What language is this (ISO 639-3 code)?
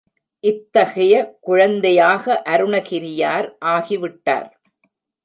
tam